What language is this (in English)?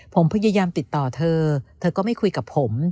Thai